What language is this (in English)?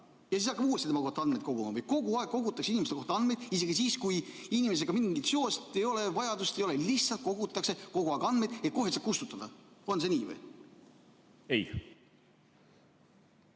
Estonian